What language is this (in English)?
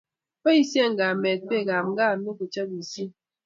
Kalenjin